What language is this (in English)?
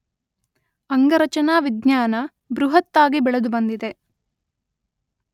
Kannada